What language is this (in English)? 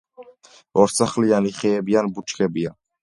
Georgian